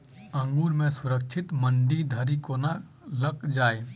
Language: Maithili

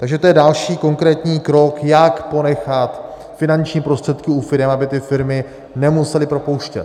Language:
Czech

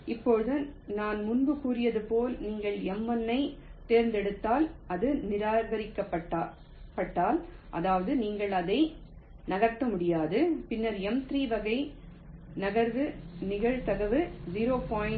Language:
Tamil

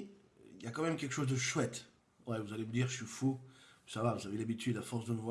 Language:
French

